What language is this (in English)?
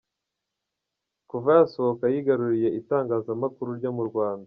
Kinyarwanda